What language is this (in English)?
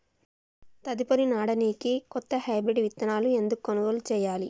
Telugu